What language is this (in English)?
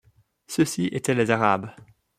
French